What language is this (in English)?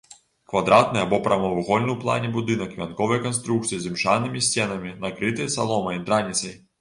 Belarusian